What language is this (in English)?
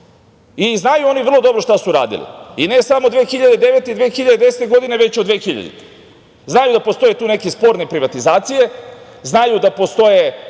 Serbian